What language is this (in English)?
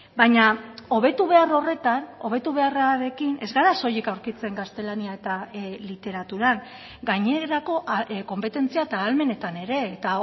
Basque